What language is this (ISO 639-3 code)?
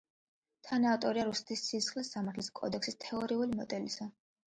kat